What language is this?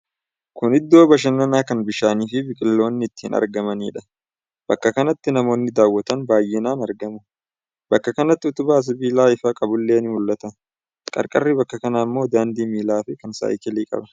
Oromo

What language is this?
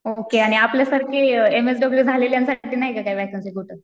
Marathi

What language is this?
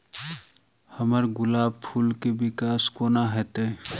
Maithili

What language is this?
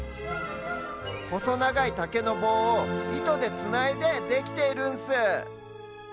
Japanese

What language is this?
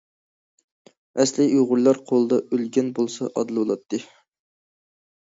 Uyghur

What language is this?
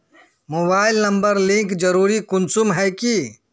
Magahi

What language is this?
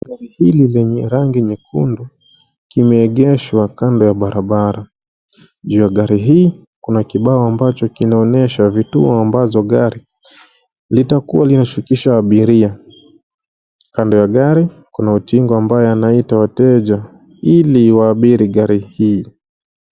Swahili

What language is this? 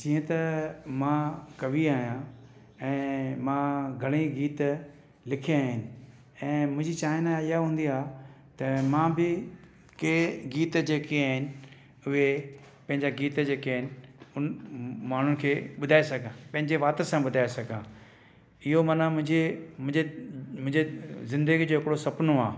Sindhi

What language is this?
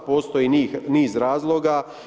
Croatian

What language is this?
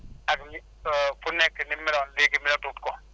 Wolof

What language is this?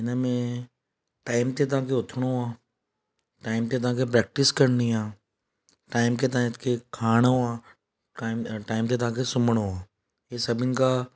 Sindhi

